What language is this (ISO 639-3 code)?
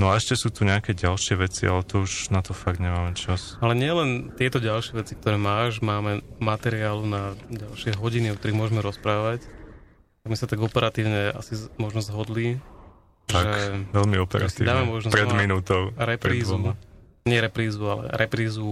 slk